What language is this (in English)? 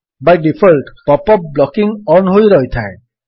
Odia